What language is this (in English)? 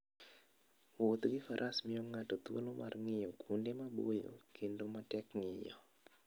Luo (Kenya and Tanzania)